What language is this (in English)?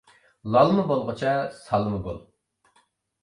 Uyghur